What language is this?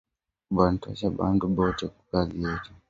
Swahili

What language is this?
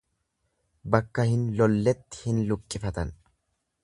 Oromo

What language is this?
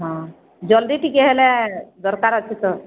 Odia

